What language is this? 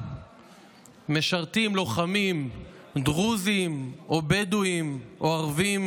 Hebrew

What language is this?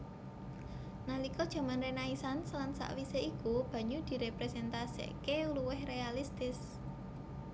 Javanese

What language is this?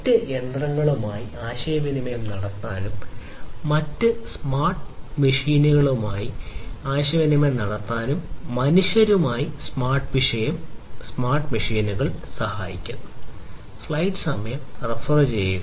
Malayalam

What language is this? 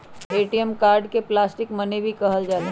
Magahi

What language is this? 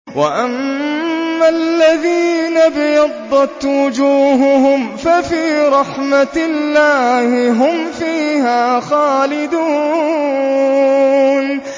Arabic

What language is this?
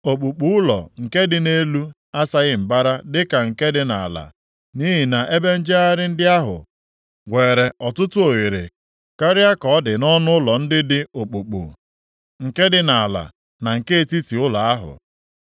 Igbo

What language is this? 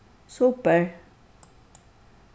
Faroese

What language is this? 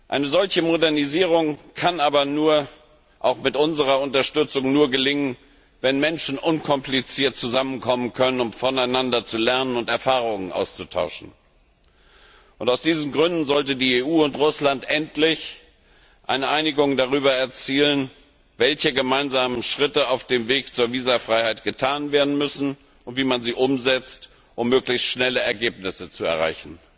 German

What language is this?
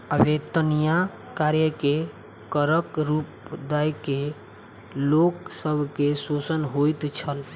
Maithili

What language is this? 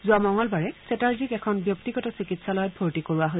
Assamese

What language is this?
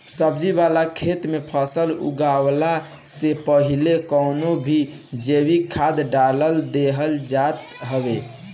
Bhojpuri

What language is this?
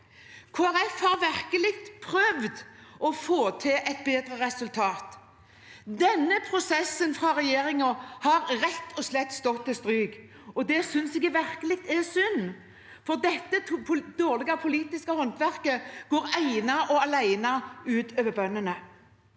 Norwegian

